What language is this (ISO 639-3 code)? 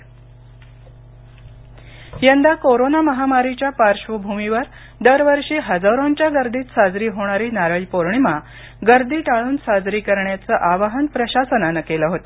mar